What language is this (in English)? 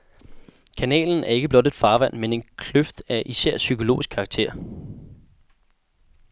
Danish